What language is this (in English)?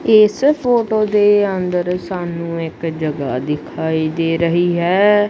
Punjabi